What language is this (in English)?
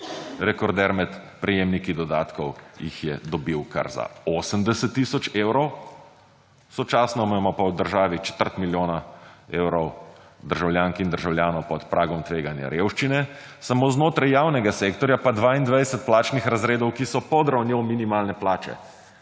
Slovenian